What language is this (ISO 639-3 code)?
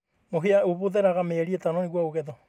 kik